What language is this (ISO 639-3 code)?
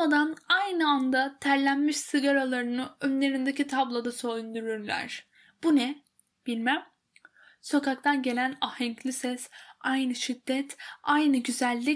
tur